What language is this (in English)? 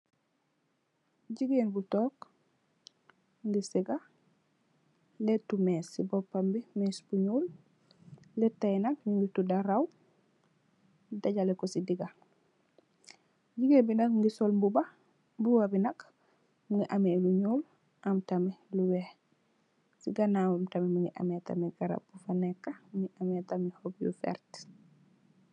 Wolof